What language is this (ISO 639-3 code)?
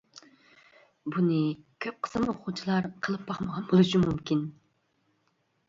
uig